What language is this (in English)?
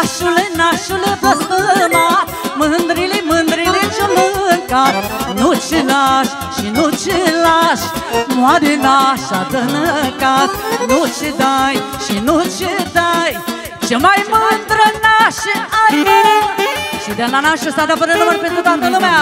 Romanian